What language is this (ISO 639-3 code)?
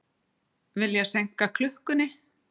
isl